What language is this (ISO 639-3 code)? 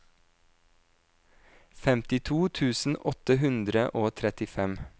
nor